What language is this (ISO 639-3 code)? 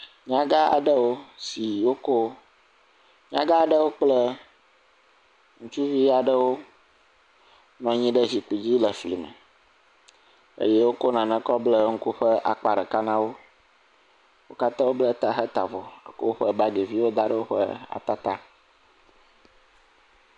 ewe